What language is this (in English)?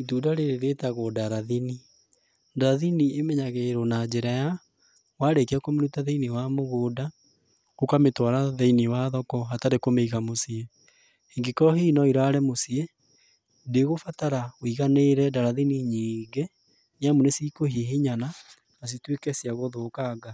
Kikuyu